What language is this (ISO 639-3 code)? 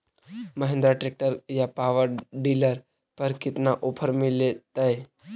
mag